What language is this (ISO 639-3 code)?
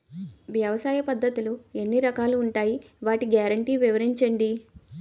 tel